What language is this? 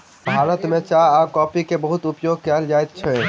Maithili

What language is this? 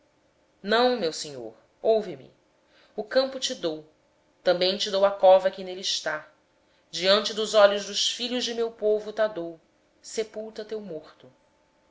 Portuguese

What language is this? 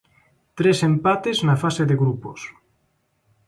Galician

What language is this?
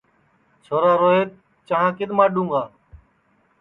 Sansi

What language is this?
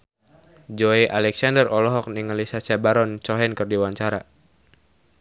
Sundanese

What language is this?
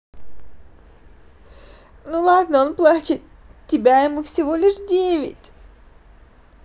Russian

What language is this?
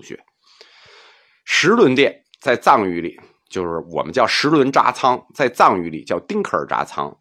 Chinese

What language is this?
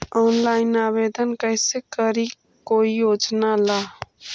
Magahi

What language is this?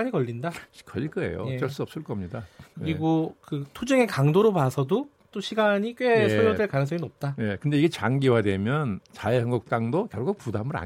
Korean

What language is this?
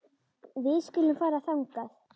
Icelandic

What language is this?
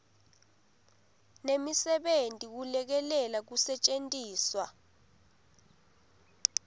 Swati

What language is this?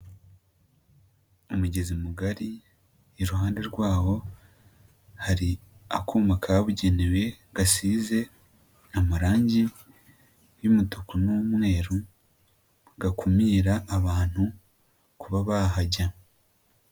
Kinyarwanda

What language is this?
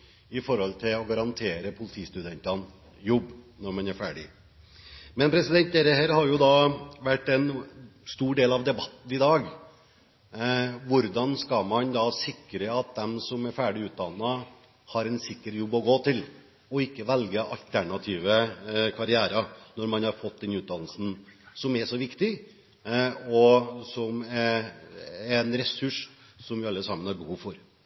Norwegian Bokmål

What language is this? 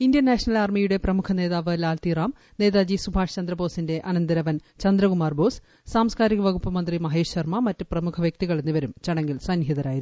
Malayalam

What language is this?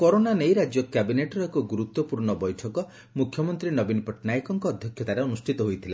Odia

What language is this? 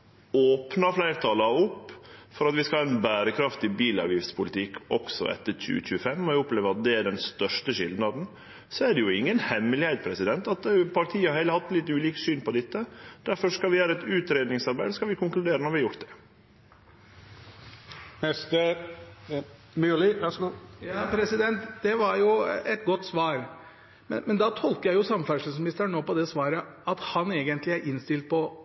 Norwegian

